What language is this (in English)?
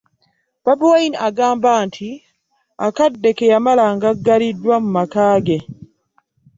Ganda